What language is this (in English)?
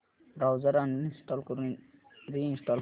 Marathi